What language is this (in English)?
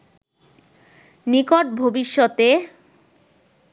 Bangla